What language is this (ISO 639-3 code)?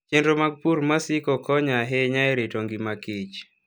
luo